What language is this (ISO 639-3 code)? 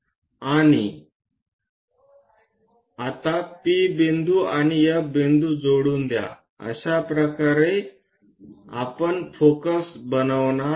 mar